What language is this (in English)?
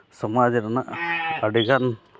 Santali